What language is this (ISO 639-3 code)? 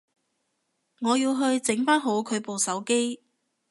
yue